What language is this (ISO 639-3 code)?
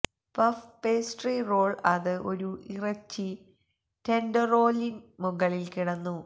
mal